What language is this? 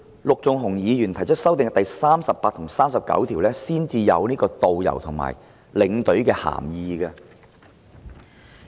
Cantonese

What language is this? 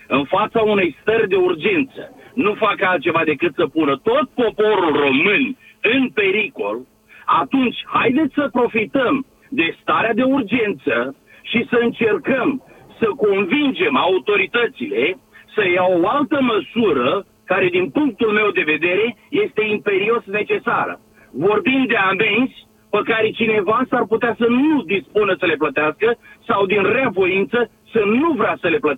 Romanian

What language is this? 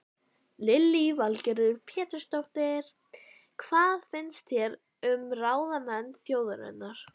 Icelandic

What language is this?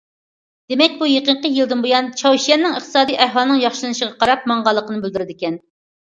Uyghur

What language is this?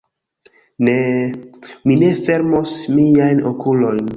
Esperanto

